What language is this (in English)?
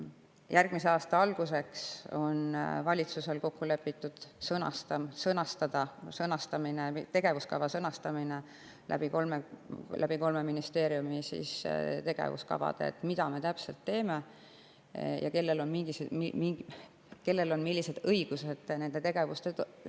Estonian